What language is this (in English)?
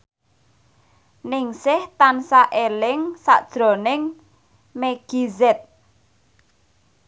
Javanese